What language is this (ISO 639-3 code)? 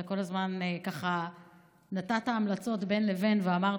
heb